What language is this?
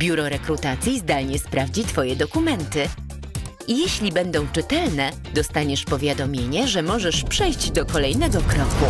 Polish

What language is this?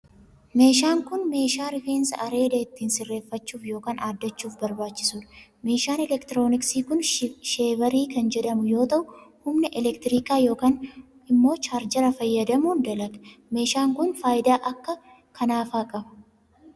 Oromo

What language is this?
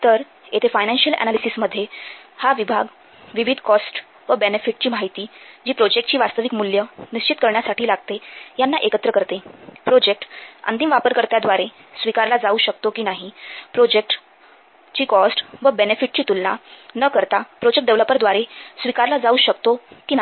Marathi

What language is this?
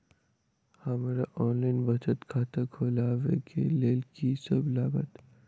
Maithili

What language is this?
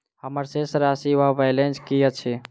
Maithili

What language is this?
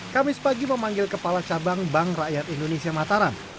Indonesian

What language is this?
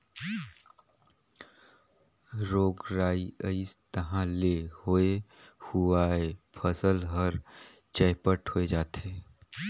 Chhattisgarhi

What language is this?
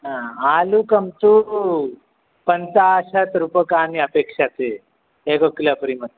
Sanskrit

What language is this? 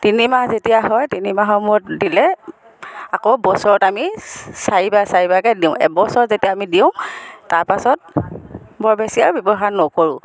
Assamese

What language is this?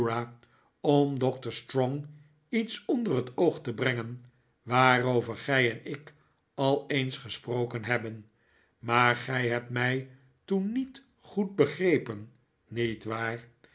Dutch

